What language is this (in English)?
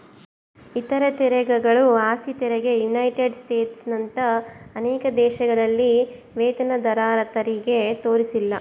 Kannada